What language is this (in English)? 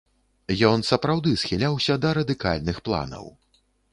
Belarusian